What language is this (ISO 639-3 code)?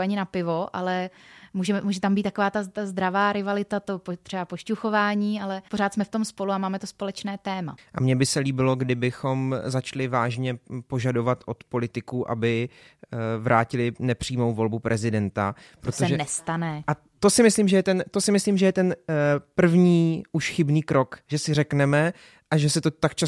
ces